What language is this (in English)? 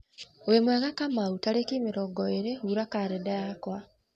Kikuyu